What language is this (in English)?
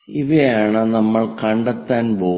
Malayalam